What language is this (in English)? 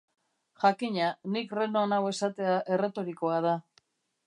Basque